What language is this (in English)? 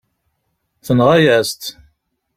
Kabyle